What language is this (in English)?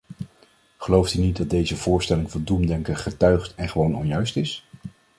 Dutch